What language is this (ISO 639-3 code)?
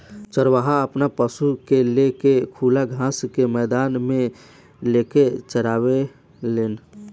bho